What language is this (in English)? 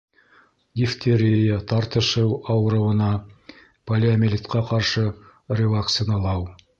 Bashkir